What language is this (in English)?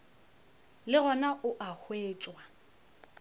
Northern Sotho